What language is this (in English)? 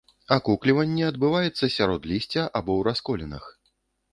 Belarusian